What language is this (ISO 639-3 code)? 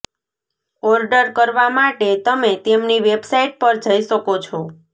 guj